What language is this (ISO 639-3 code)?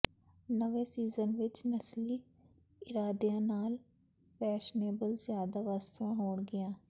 pan